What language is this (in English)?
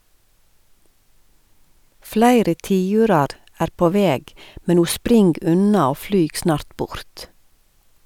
Norwegian